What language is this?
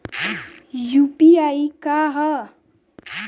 Bhojpuri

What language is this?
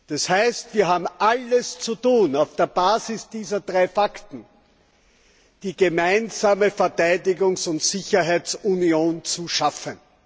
German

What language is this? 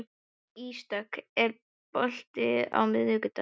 Icelandic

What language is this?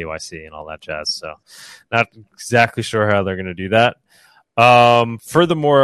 English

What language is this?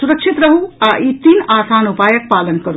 Maithili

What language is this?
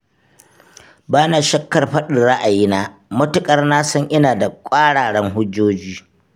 Hausa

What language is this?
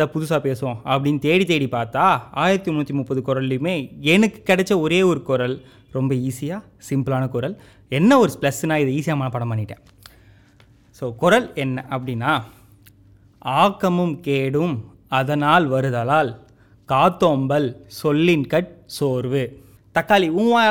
Tamil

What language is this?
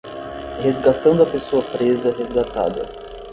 Portuguese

